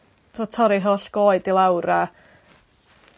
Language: Welsh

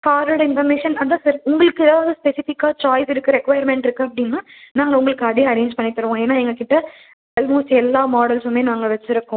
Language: Tamil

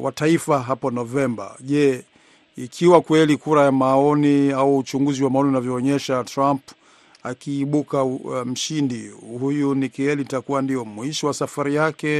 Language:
Swahili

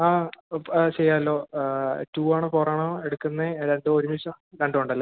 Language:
Malayalam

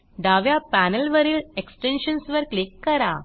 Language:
Marathi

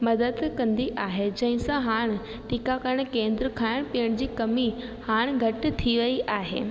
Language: Sindhi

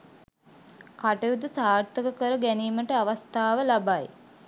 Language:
Sinhala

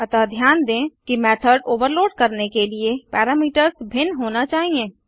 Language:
Hindi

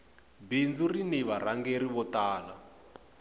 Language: Tsonga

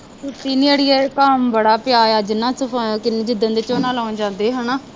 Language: Punjabi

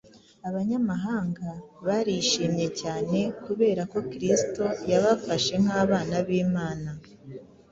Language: Kinyarwanda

